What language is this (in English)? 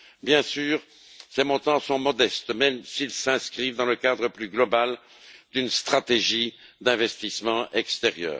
French